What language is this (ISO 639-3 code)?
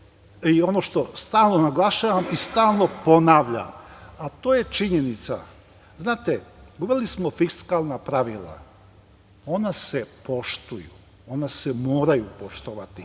srp